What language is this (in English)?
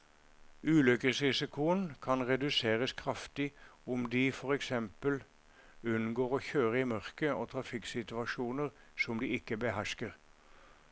Norwegian